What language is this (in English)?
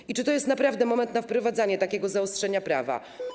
Polish